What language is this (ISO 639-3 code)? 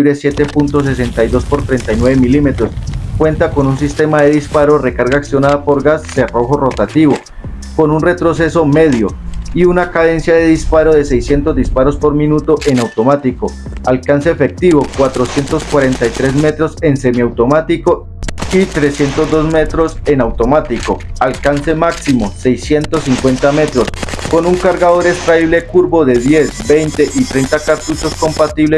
spa